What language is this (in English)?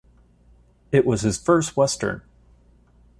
English